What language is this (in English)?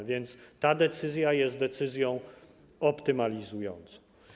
Polish